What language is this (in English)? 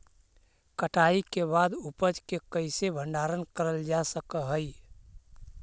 Magahi